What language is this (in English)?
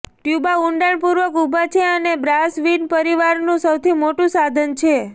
Gujarati